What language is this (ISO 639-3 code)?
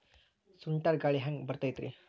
kan